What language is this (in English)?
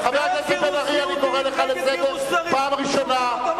Hebrew